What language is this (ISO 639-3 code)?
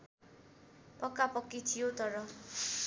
nep